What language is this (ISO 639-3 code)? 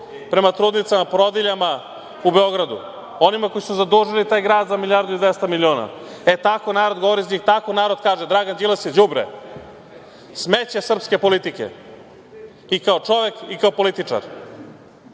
srp